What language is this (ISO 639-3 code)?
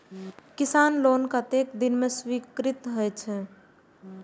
mai